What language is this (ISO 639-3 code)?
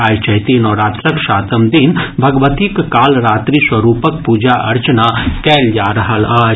mai